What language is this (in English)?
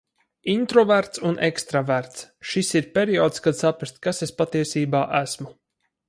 Latvian